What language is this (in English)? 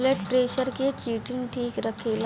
Bhojpuri